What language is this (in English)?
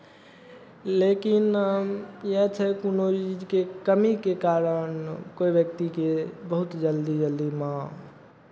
Maithili